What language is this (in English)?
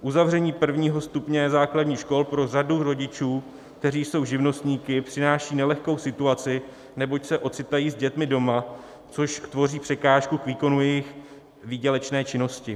Czech